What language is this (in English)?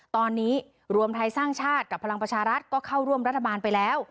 Thai